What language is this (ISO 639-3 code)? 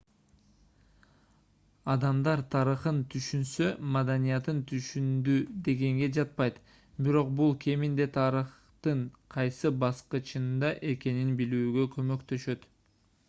kir